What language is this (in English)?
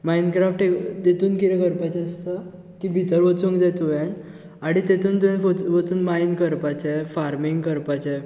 Konkani